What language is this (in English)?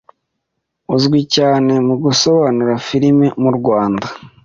Kinyarwanda